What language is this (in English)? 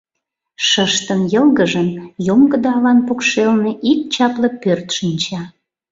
Mari